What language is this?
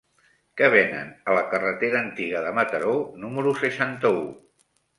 Catalan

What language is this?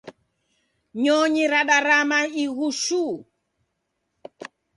Taita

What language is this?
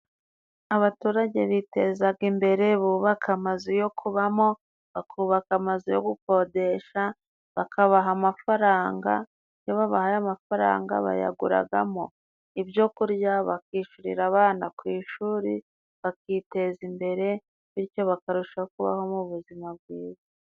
Kinyarwanda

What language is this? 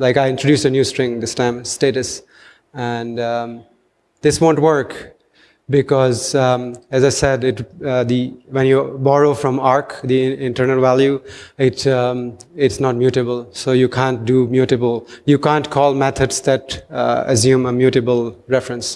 English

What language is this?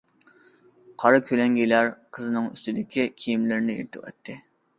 Uyghur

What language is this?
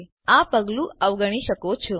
Gujarati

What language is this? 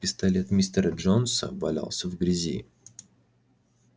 Russian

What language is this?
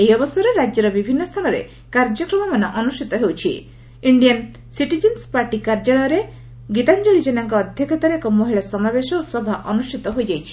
Odia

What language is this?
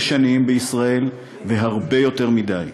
Hebrew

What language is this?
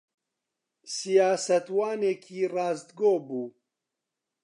Central Kurdish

